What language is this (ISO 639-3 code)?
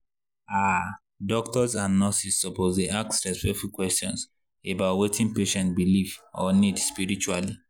pcm